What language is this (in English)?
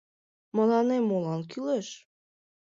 Mari